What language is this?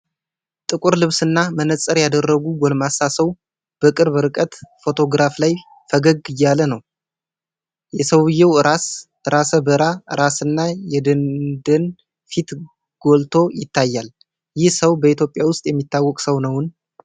Amharic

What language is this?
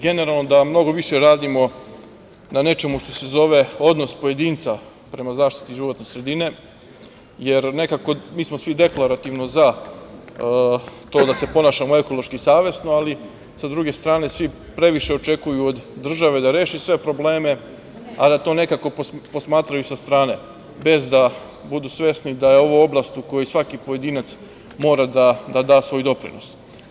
Serbian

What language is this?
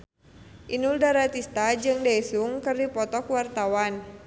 Sundanese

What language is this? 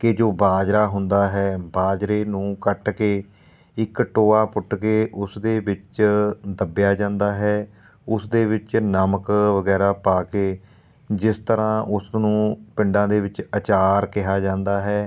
Punjabi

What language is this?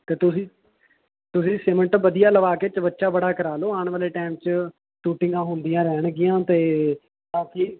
Punjabi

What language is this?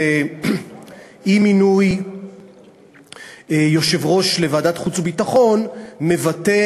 Hebrew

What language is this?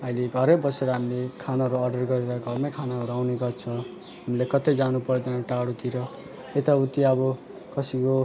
Nepali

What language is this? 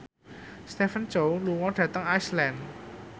Javanese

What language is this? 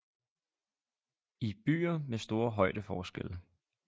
Danish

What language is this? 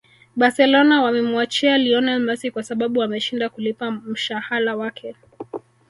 Swahili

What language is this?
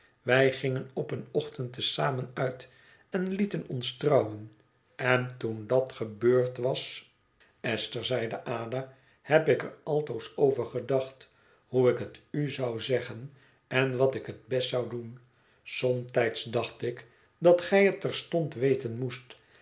Dutch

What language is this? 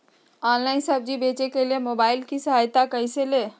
Magahi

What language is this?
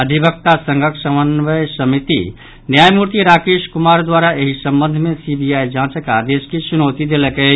Maithili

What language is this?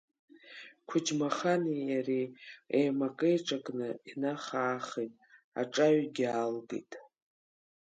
Abkhazian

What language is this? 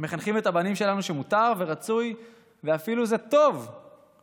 Hebrew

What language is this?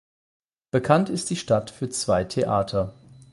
German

